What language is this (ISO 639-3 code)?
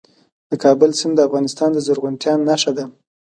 pus